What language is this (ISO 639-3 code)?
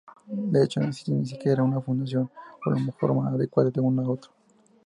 spa